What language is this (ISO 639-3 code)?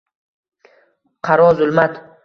uzb